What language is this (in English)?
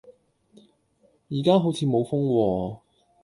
Cantonese